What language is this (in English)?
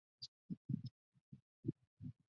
Chinese